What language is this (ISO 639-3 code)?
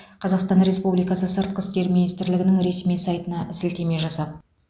kaz